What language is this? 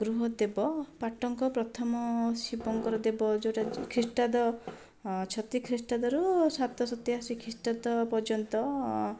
Odia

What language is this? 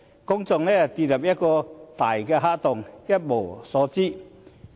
Cantonese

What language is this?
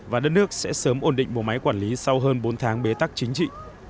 Vietnamese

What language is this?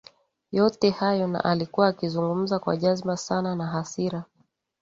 Swahili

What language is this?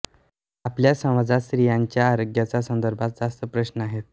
Marathi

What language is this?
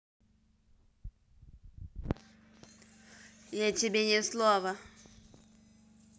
Russian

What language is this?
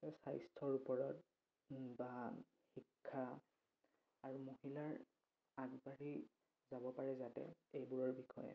Assamese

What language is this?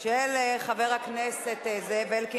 Hebrew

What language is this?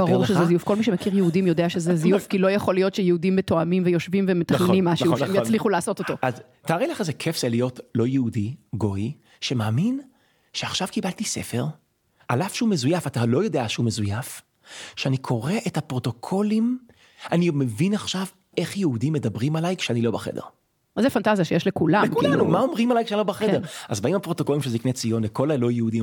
Hebrew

